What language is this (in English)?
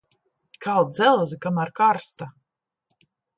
Latvian